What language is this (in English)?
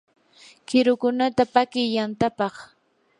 Yanahuanca Pasco Quechua